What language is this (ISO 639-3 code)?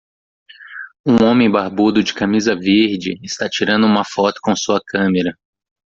por